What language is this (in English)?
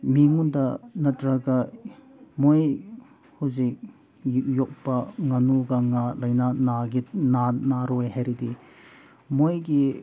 Manipuri